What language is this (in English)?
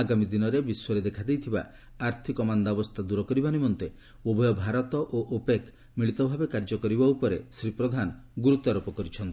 Odia